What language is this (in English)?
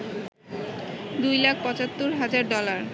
Bangla